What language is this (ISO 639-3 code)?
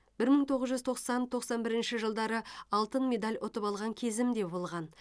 kaz